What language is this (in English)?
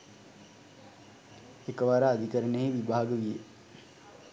Sinhala